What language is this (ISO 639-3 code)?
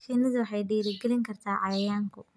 som